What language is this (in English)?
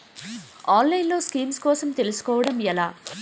Telugu